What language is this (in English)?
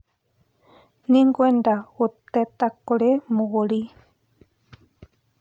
Kikuyu